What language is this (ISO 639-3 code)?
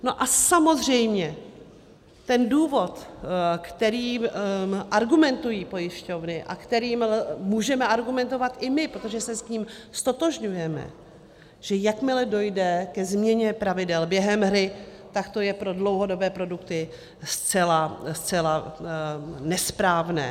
ces